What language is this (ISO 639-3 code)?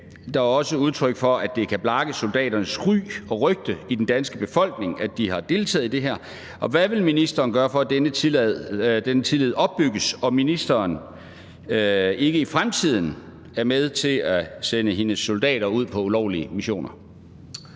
dan